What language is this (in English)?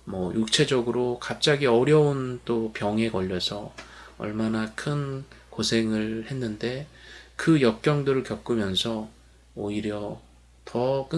Korean